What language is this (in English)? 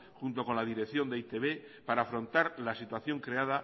Spanish